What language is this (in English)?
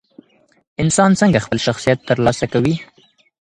Pashto